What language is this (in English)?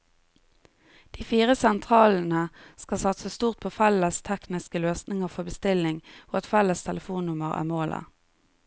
Norwegian